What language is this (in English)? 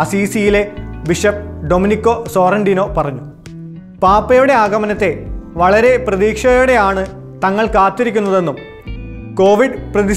Hindi